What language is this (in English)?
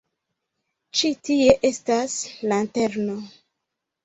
Esperanto